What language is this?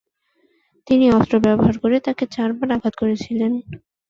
Bangla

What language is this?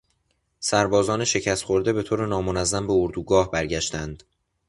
Persian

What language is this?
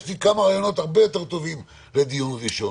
Hebrew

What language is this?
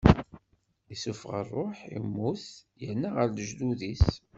Kabyle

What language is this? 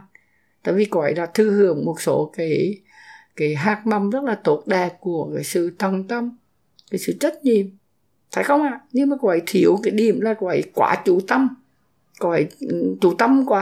Vietnamese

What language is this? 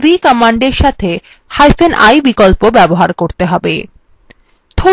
Bangla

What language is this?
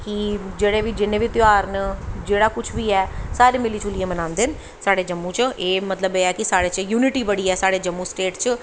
Dogri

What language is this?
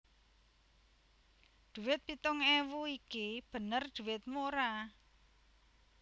Javanese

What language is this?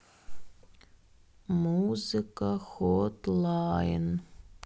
Russian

